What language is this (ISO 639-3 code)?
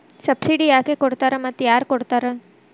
kan